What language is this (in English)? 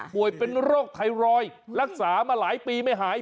Thai